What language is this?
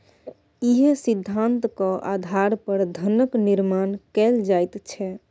Maithili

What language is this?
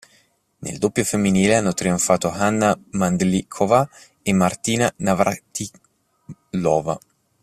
Italian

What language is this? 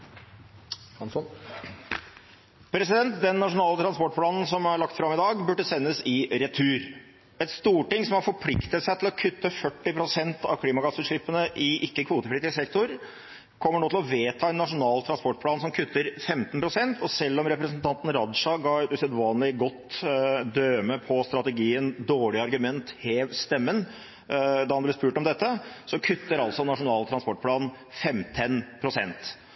Norwegian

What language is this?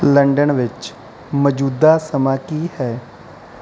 Punjabi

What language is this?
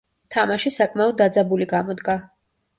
Georgian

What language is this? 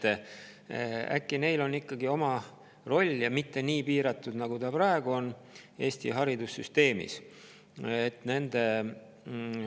Estonian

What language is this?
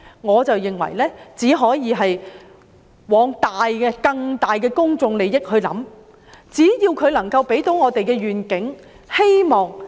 Cantonese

